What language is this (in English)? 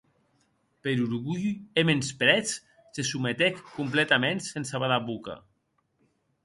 Occitan